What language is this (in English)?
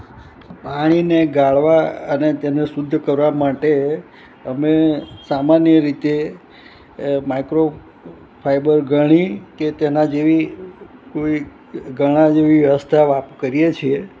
Gujarati